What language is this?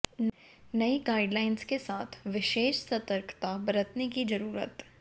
Hindi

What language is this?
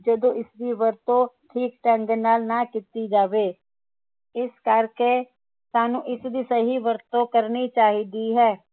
Punjabi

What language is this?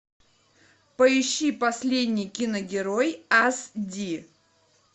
Russian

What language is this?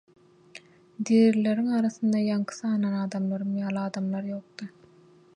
Turkmen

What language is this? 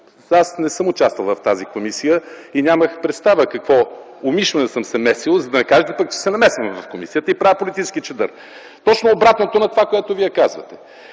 Bulgarian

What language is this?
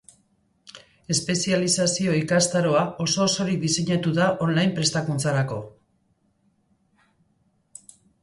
Basque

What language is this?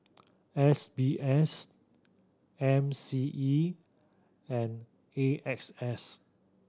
English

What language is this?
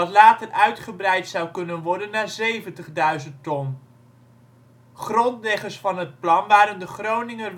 Dutch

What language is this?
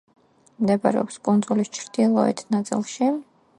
Georgian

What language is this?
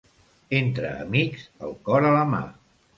Catalan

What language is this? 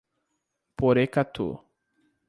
Portuguese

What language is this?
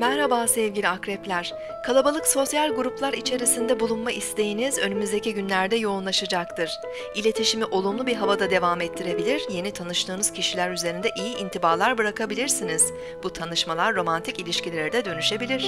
Turkish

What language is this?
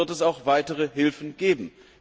German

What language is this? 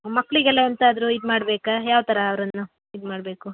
Kannada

